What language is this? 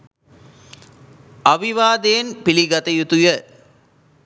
Sinhala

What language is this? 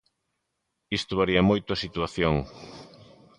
Galician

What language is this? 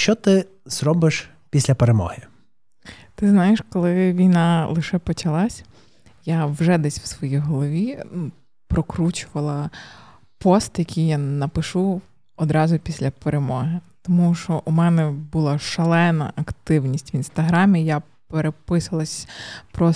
Ukrainian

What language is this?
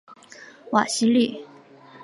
Chinese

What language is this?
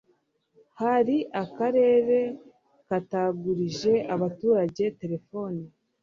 Kinyarwanda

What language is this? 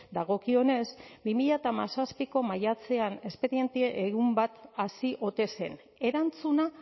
Basque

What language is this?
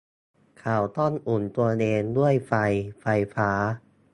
Thai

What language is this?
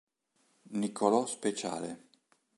Italian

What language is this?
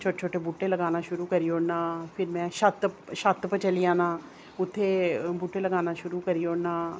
Dogri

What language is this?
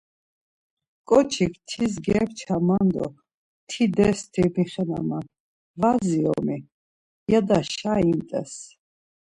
Laz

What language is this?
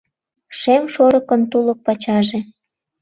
Mari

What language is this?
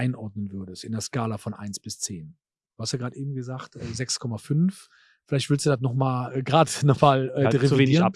German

